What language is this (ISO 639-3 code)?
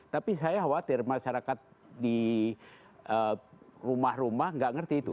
ind